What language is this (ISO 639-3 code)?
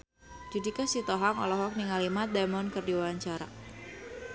sun